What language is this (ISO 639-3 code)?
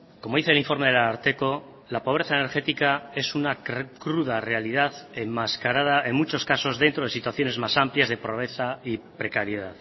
spa